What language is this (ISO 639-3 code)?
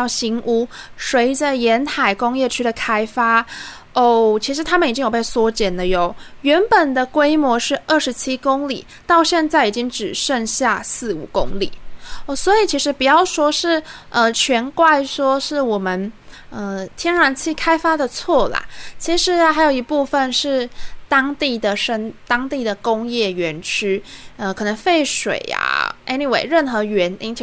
zho